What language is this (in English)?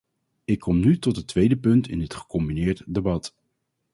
Dutch